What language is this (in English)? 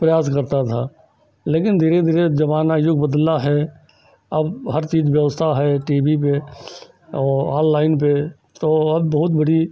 Hindi